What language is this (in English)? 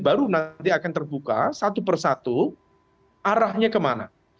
Indonesian